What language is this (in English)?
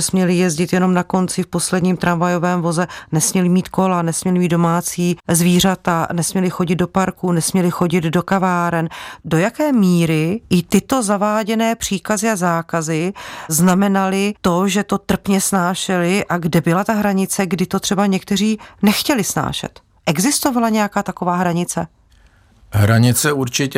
Czech